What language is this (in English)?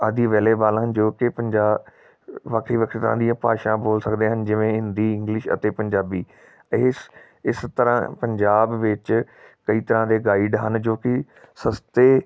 Punjabi